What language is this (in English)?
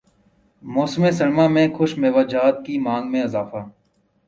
Urdu